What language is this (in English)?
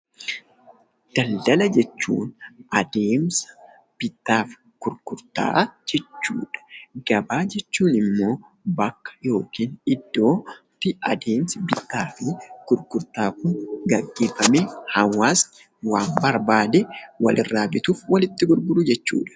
Oromo